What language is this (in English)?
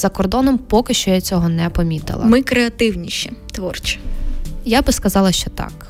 Ukrainian